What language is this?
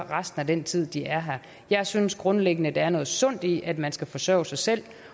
Danish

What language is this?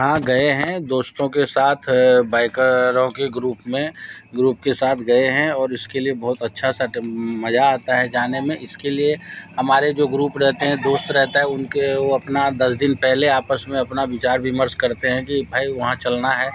Hindi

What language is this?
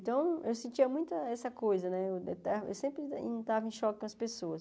Portuguese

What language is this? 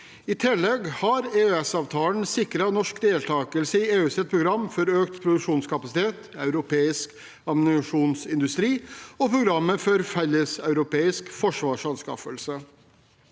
Norwegian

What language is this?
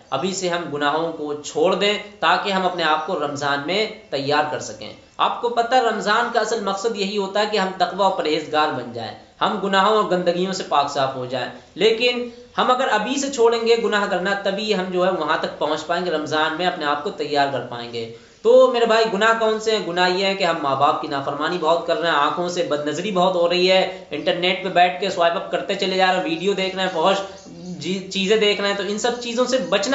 Hindi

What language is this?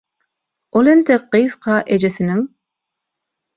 Turkmen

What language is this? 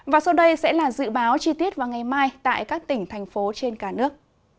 Vietnamese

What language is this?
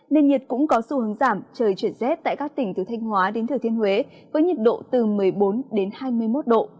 Vietnamese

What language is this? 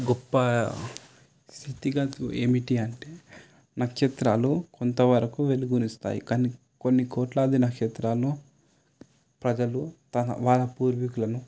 Telugu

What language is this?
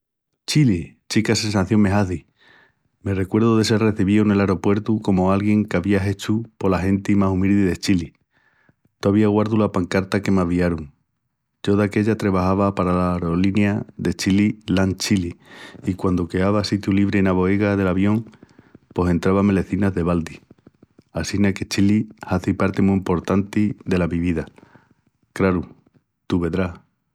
Extremaduran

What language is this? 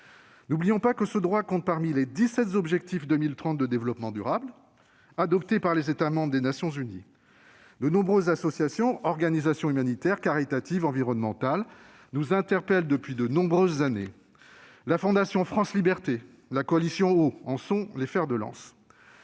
French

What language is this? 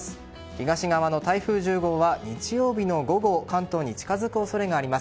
Japanese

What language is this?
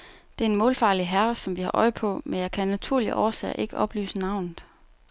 Danish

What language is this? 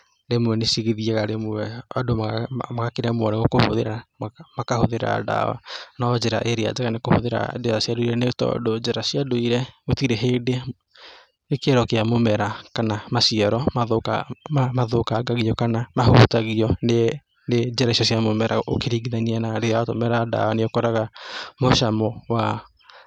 Kikuyu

